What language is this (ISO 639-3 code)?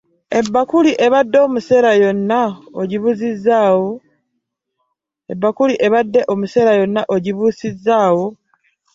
lug